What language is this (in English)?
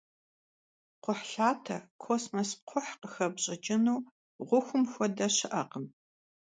Kabardian